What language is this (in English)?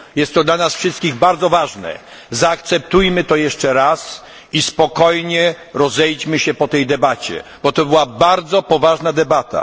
Polish